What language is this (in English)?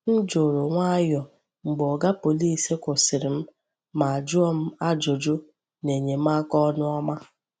Igbo